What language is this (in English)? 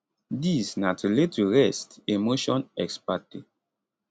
Nigerian Pidgin